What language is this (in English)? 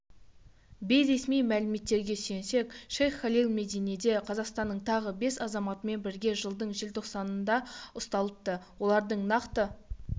Kazakh